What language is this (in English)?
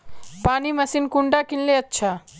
Magahi